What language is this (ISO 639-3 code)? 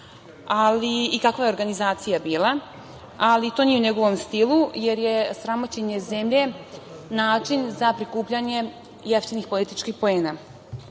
srp